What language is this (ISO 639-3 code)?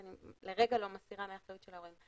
heb